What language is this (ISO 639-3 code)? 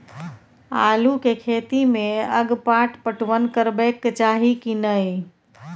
mai